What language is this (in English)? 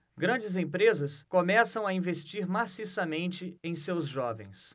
Portuguese